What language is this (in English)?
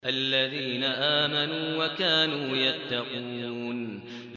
Arabic